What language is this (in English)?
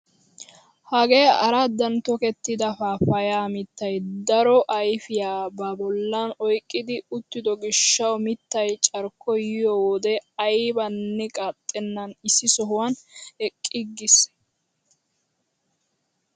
Wolaytta